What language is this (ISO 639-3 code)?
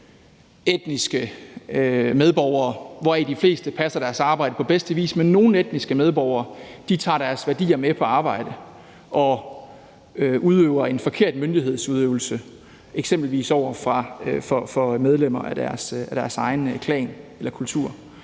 dan